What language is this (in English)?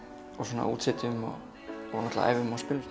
Icelandic